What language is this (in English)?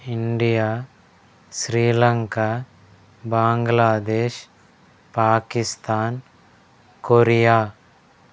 Telugu